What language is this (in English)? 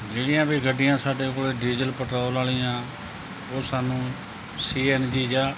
Punjabi